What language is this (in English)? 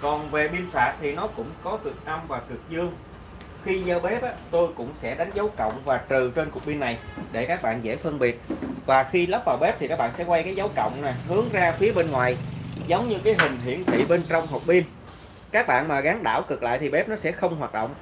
Vietnamese